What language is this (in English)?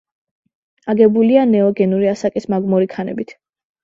Georgian